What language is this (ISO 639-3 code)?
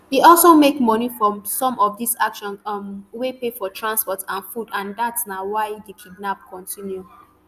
pcm